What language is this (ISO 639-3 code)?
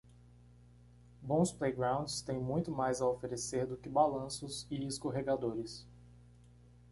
por